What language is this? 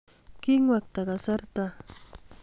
Kalenjin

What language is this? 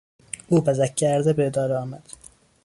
Persian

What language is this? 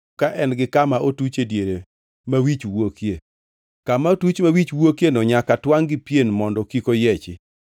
Luo (Kenya and Tanzania)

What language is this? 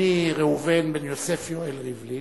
Hebrew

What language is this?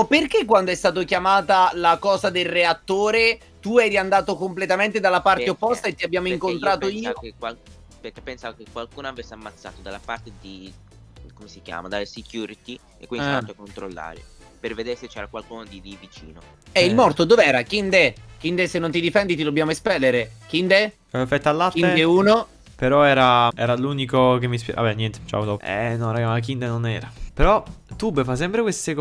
Italian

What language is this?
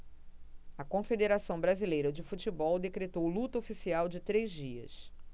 Portuguese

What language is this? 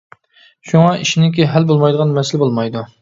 Uyghur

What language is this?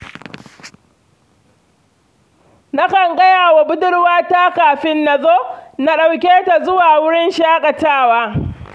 Hausa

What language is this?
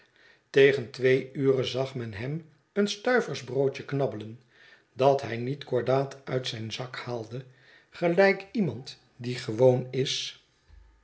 Dutch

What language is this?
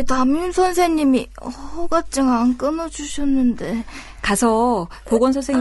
Korean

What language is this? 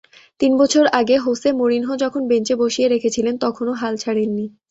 Bangla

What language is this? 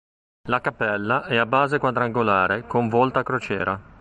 Italian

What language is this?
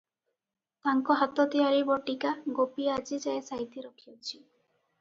Odia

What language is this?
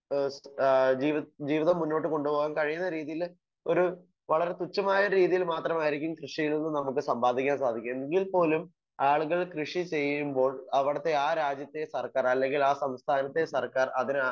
Malayalam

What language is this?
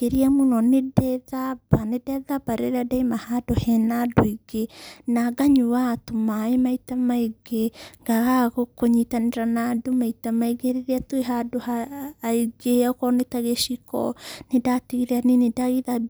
Kikuyu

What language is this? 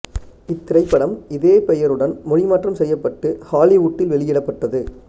Tamil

